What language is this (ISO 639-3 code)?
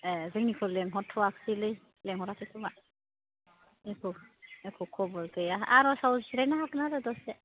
brx